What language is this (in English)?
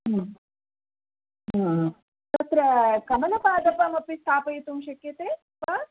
Sanskrit